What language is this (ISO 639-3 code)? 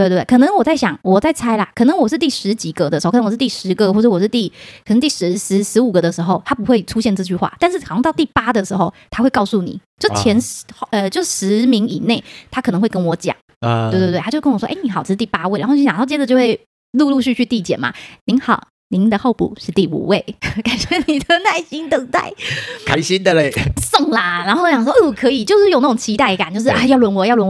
zho